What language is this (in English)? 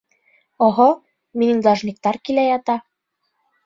Bashkir